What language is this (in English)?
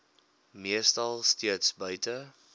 Afrikaans